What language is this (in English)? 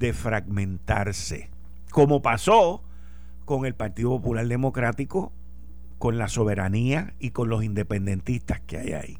Spanish